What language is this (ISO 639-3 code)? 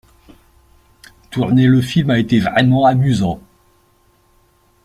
fra